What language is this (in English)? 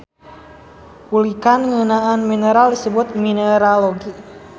Sundanese